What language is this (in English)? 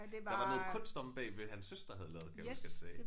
Danish